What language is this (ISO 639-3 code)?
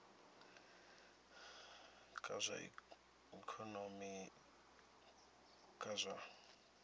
ven